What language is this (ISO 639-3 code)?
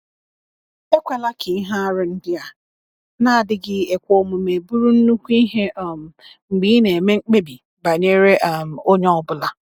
ibo